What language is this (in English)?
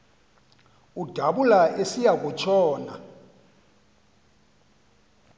Xhosa